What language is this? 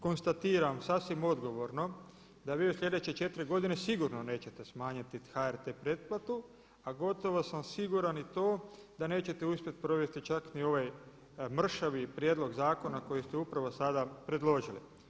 Croatian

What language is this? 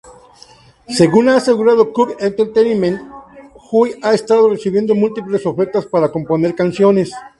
Spanish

